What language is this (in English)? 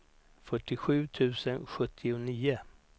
Swedish